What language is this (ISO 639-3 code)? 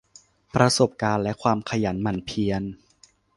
tha